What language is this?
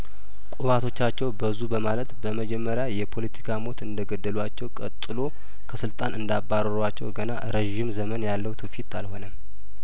Amharic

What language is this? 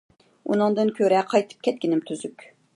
Uyghur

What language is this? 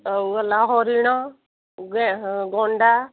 Odia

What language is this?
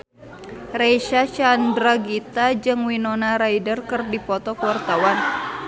Sundanese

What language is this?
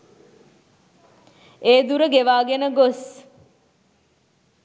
Sinhala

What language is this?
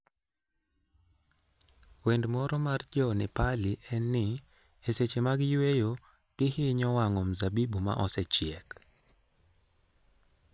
Luo (Kenya and Tanzania)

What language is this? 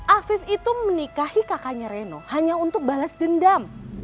Indonesian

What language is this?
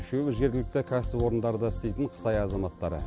Kazakh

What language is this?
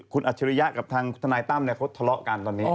Thai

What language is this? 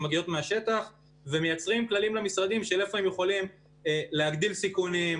Hebrew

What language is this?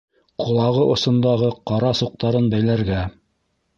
Bashkir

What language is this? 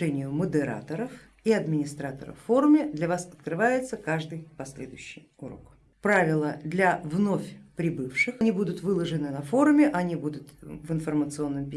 Russian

